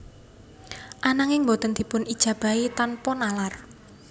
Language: Javanese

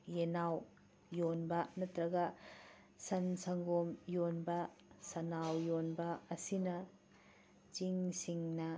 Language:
Manipuri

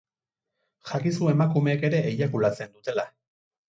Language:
Basque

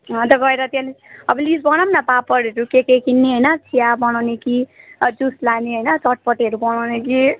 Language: Nepali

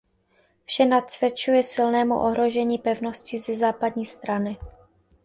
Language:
Czech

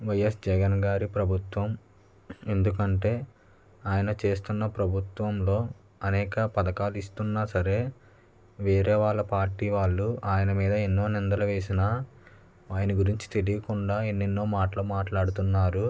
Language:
Telugu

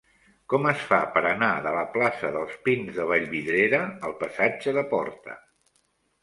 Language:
Catalan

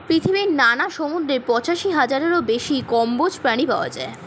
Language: Bangla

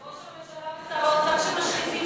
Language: Hebrew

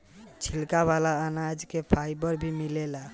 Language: Bhojpuri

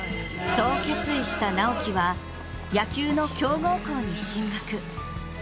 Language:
Japanese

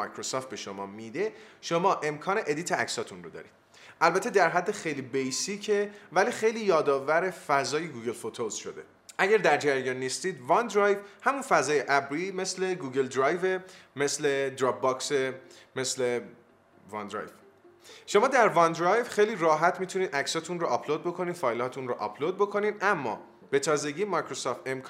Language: Persian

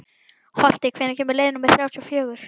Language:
Icelandic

